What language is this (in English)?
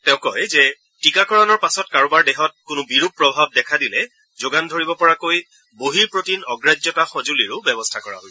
Assamese